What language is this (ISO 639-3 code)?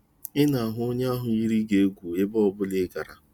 ibo